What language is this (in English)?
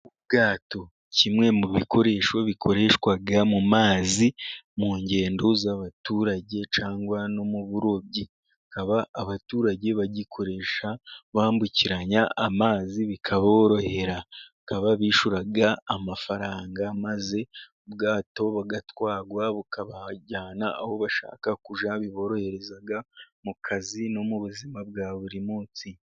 Kinyarwanda